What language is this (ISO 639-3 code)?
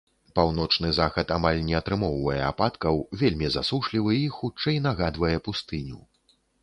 bel